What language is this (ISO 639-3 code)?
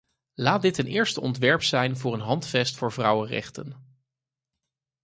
nld